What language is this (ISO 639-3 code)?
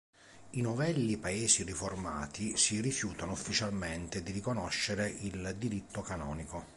ita